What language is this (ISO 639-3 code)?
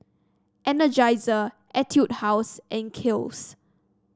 eng